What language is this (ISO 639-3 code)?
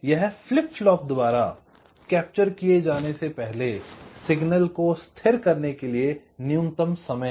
hin